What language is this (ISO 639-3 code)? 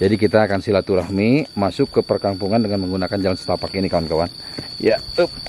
ind